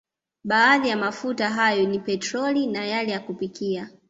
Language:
Swahili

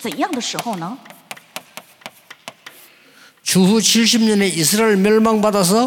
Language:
Korean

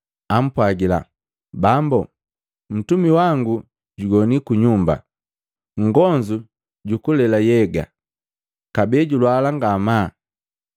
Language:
Matengo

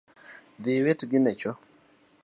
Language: Luo (Kenya and Tanzania)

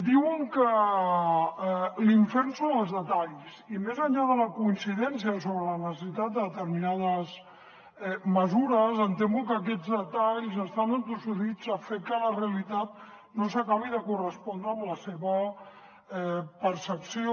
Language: Catalan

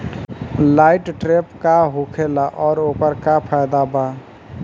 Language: Bhojpuri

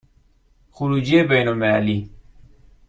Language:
Persian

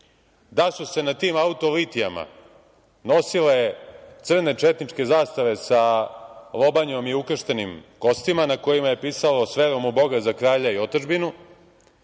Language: Serbian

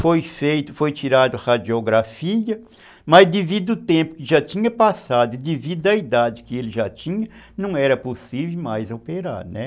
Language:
Portuguese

